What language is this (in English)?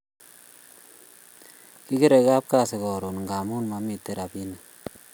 Kalenjin